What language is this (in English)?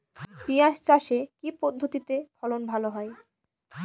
Bangla